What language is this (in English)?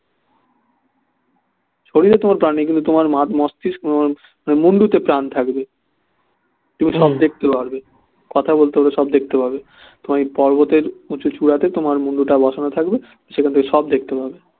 Bangla